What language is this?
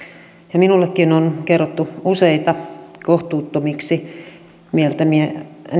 Finnish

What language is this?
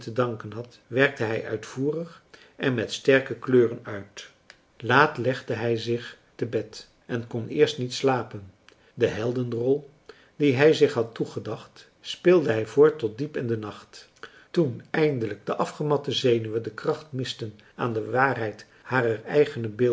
Dutch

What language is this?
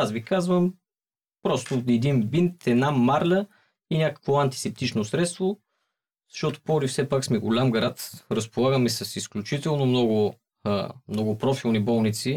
Bulgarian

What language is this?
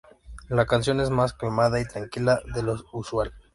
Spanish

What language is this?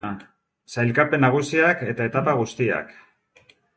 Basque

